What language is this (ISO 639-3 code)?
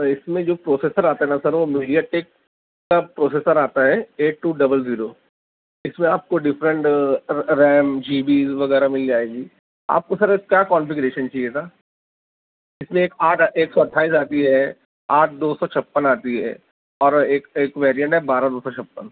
urd